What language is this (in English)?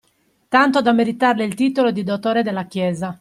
Italian